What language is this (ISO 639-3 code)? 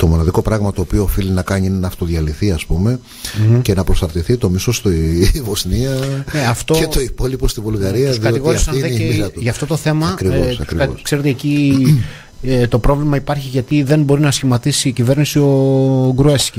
ell